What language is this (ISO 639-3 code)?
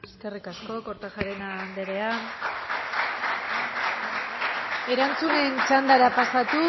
eus